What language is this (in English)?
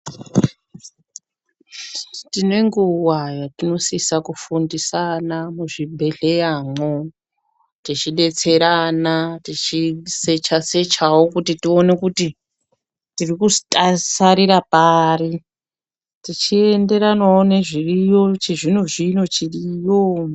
Ndau